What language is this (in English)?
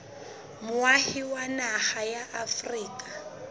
Southern Sotho